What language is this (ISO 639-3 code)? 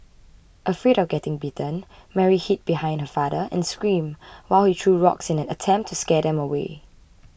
eng